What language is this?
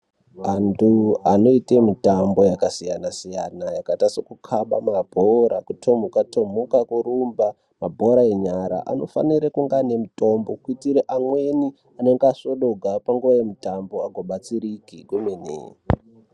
Ndau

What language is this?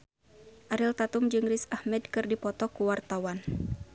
Sundanese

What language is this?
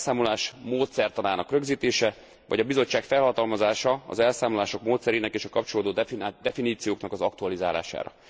Hungarian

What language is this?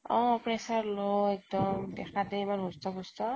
Assamese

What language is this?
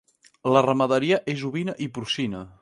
Catalan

